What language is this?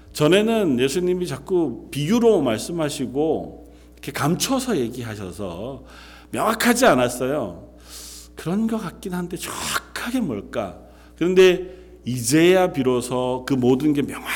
Korean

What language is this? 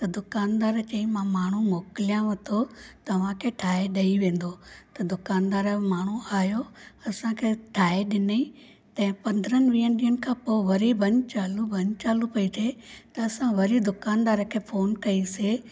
Sindhi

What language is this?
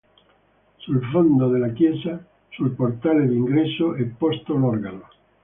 Italian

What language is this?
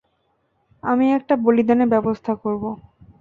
Bangla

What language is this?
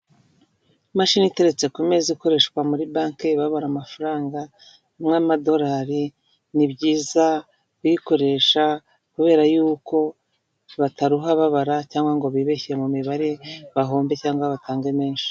Kinyarwanda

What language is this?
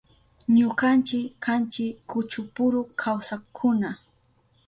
Southern Pastaza Quechua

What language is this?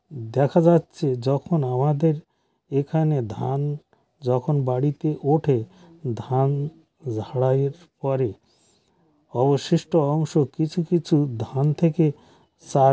Bangla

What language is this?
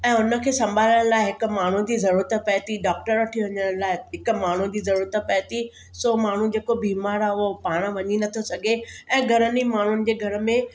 Sindhi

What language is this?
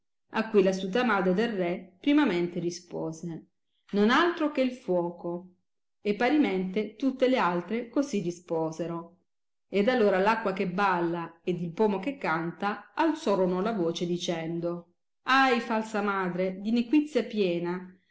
Italian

